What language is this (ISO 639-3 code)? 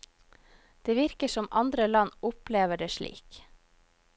nor